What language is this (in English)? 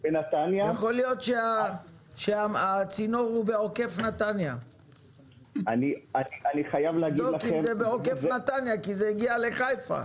Hebrew